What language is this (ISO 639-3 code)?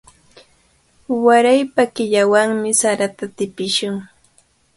qvl